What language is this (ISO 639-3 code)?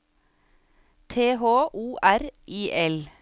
nor